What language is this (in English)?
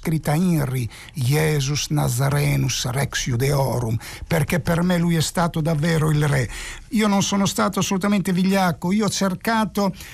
Italian